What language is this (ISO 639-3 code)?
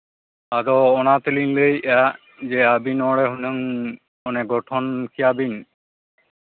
sat